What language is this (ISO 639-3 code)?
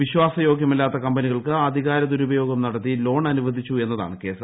mal